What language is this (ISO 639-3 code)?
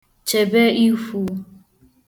ibo